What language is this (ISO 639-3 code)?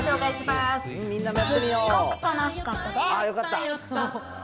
jpn